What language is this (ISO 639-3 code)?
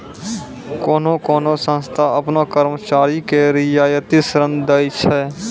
mai